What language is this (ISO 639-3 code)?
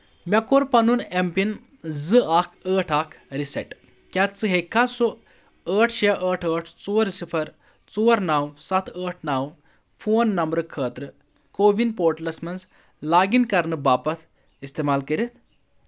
kas